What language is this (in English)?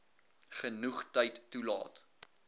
Afrikaans